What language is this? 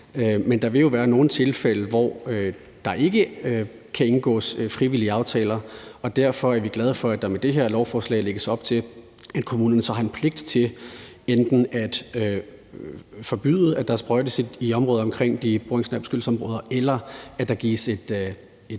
Danish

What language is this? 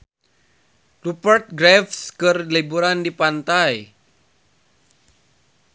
Sundanese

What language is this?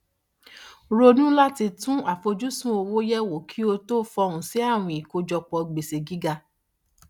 Yoruba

